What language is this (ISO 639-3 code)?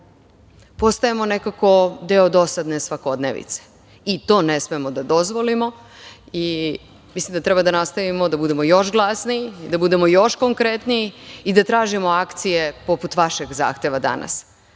srp